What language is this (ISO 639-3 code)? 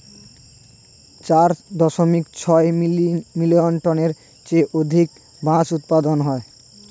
ben